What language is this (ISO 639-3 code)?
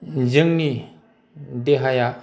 brx